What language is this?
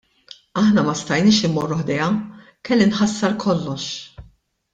Maltese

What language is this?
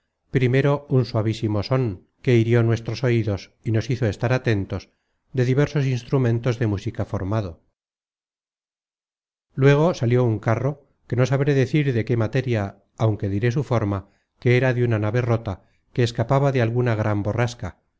Spanish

